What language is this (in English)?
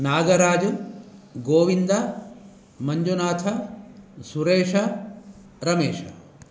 Sanskrit